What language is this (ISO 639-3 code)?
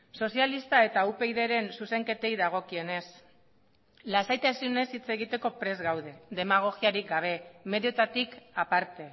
eus